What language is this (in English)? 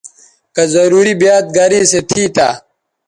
Bateri